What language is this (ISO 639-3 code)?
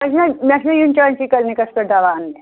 kas